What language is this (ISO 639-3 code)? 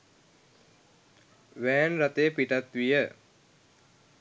sin